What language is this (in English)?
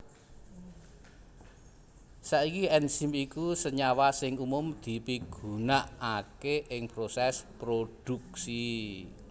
Javanese